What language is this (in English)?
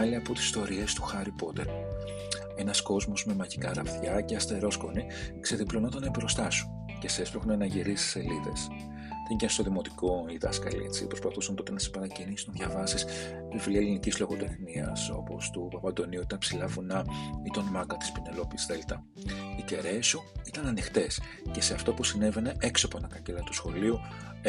Greek